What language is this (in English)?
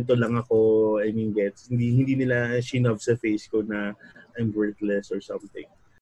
Filipino